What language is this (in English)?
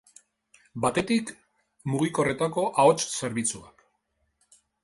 Basque